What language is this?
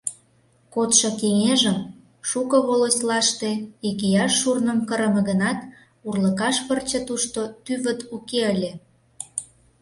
Mari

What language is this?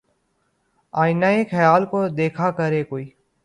Urdu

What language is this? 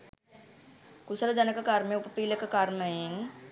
Sinhala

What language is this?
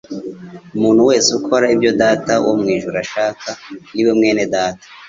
Kinyarwanda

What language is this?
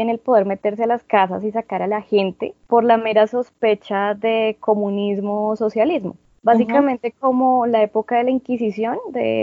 Spanish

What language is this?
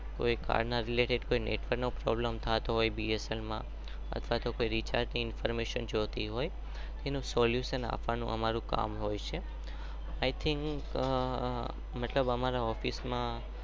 Gujarati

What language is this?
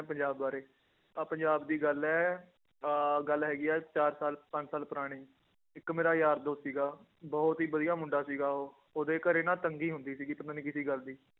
Punjabi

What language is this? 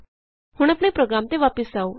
Punjabi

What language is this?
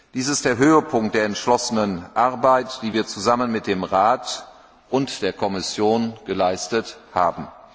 German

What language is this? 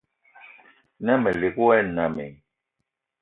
Eton (Cameroon)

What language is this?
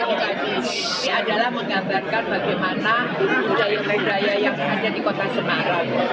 Indonesian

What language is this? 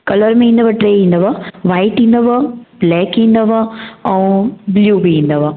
Sindhi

